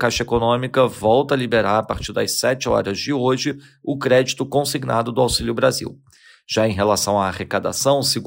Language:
Portuguese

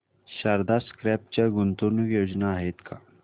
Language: Marathi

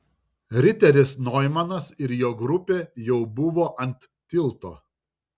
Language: Lithuanian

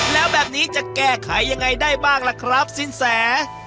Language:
Thai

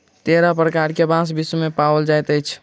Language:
Maithili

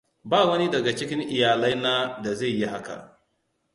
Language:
Hausa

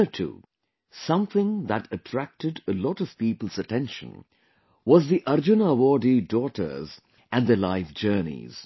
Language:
English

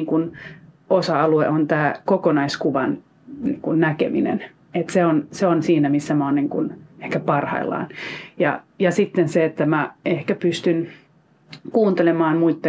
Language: Finnish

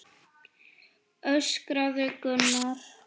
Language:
Icelandic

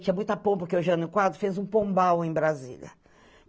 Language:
Portuguese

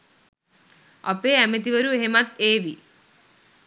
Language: Sinhala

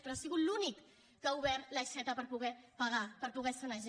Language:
Catalan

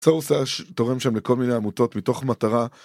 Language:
Hebrew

